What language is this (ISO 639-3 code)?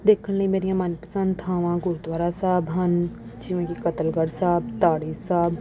pan